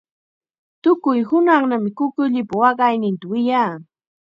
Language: Chiquián Ancash Quechua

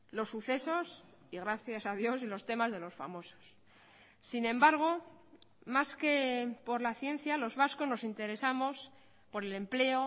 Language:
Spanish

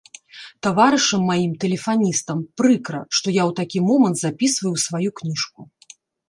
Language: Belarusian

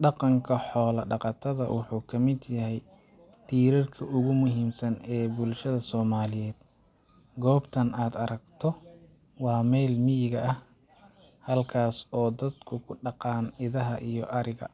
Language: Somali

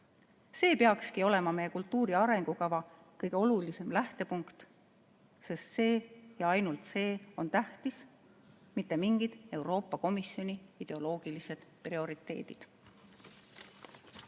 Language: Estonian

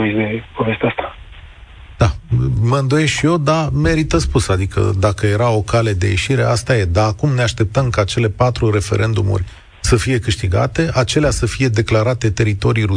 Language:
Romanian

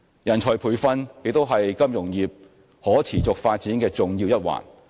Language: Cantonese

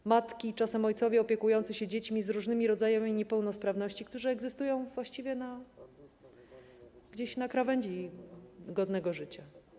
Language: Polish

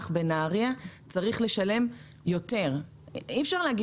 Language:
Hebrew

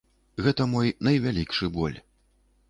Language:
Belarusian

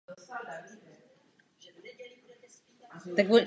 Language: Czech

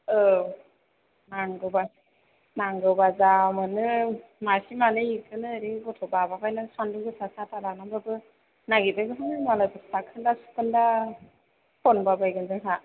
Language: Bodo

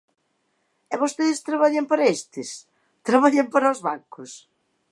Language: Galician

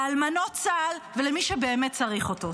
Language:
Hebrew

